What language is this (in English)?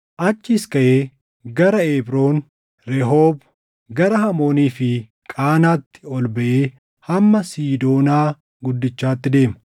Oromo